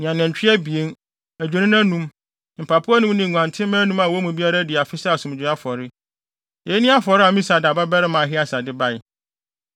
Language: Akan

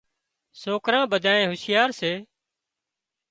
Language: Wadiyara Koli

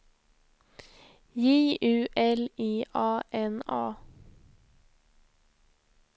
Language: Swedish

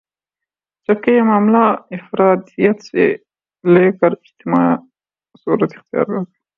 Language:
Urdu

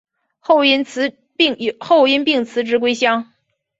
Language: Chinese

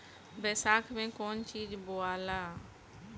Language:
Bhojpuri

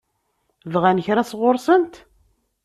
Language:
Kabyle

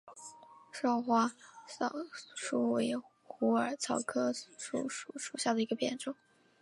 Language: Chinese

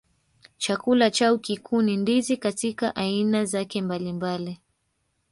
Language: Swahili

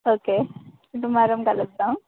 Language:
Telugu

